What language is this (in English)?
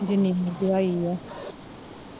Punjabi